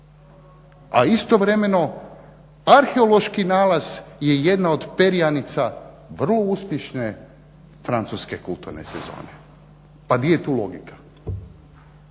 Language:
Croatian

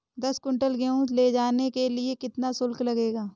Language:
Hindi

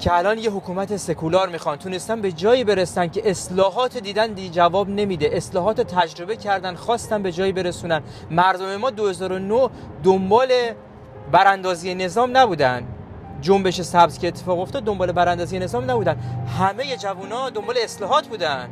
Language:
Persian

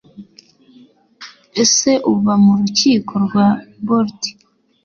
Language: Kinyarwanda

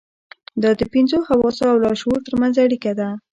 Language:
Pashto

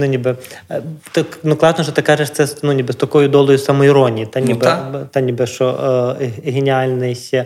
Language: Ukrainian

